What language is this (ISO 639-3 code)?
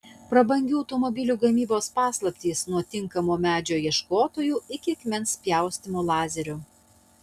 lit